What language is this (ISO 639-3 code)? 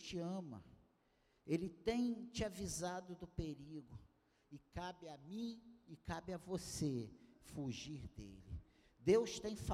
por